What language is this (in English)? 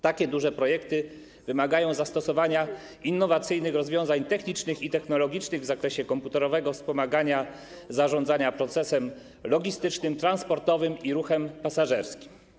Polish